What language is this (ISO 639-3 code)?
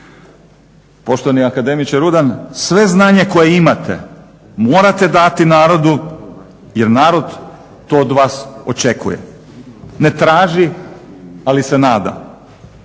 hrv